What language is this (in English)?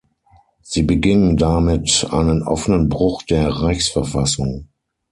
German